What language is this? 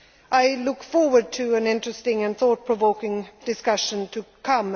English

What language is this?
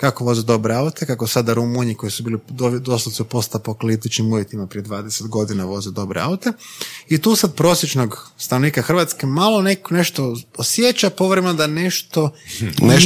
Croatian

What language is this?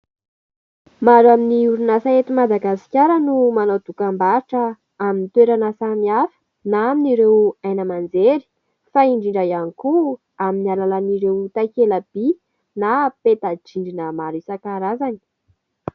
Malagasy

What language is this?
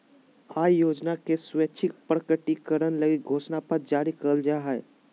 Magahi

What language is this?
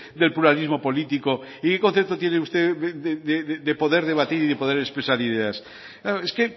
Spanish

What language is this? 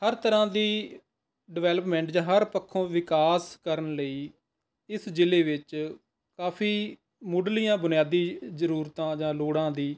Punjabi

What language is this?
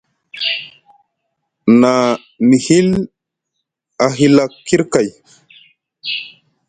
Musgu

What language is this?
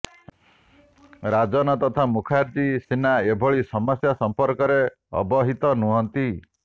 Odia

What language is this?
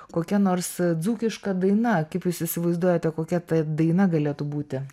Lithuanian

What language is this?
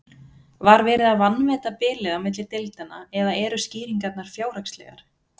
Icelandic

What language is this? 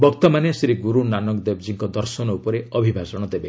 Odia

